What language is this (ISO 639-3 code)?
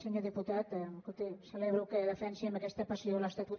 cat